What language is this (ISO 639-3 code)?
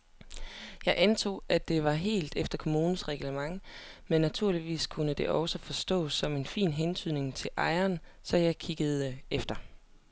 dan